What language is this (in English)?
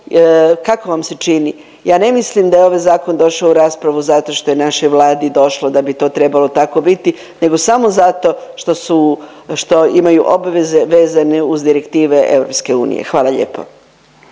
Croatian